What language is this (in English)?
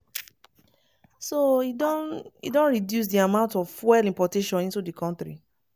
Nigerian Pidgin